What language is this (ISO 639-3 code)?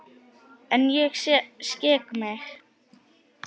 isl